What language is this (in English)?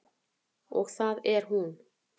Icelandic